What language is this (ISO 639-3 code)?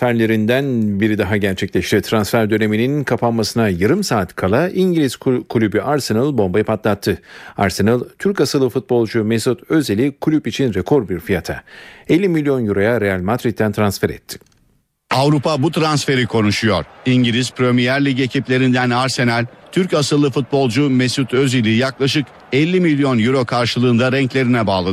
tur